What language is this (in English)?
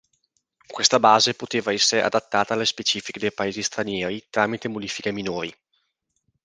Italian